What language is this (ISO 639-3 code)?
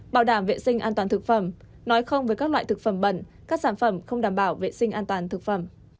vie